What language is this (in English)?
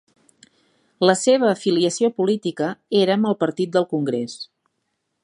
Catalan